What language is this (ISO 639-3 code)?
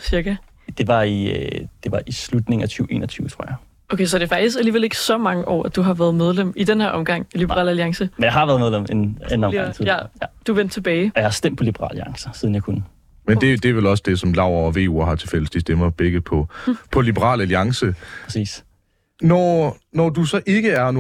dan